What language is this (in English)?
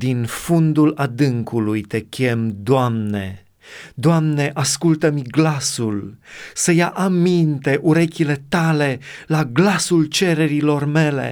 Romanian